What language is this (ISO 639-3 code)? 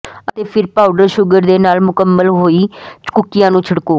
pan